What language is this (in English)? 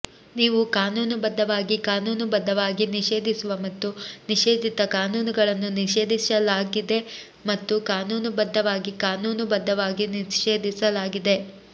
Kannada